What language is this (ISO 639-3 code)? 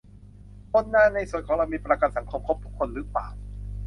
tha